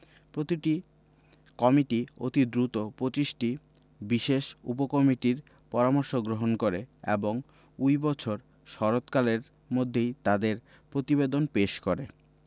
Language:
Bangla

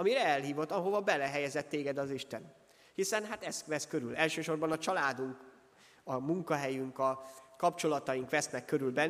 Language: Hungarian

